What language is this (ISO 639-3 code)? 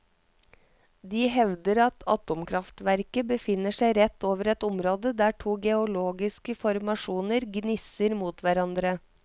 nor